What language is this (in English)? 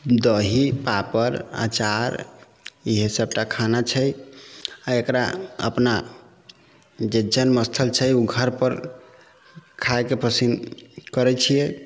Maithili